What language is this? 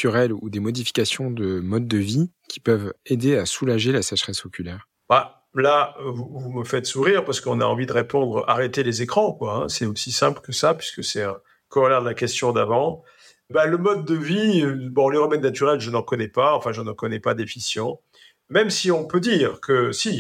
French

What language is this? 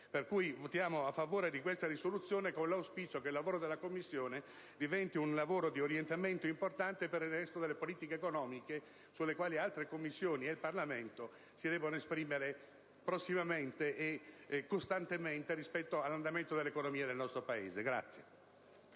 Italian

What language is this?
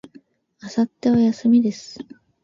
Japanese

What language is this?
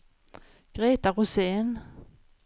Swedish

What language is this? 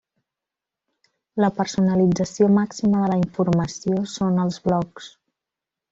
Catalan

